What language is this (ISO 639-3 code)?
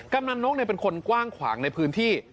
tha